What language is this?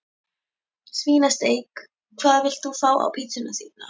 Icelandic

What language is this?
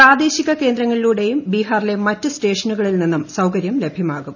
Malayalam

